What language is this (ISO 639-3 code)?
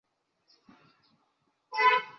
zho